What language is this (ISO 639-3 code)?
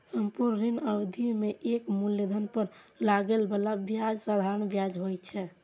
mai